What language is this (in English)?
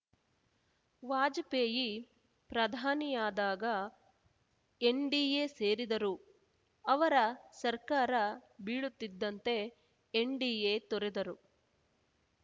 Kannada